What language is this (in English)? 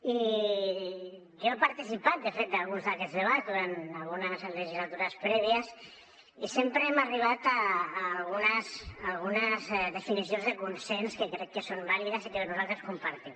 Catalan